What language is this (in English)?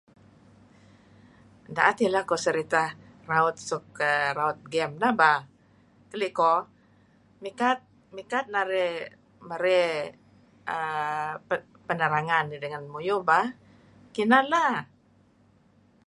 Kelabit